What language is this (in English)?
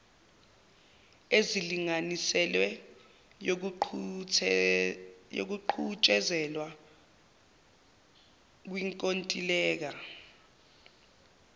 Zulu